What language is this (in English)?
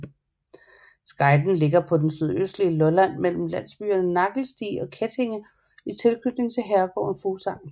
Danish